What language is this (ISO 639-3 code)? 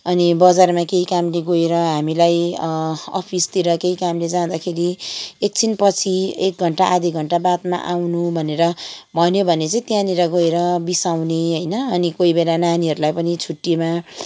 nep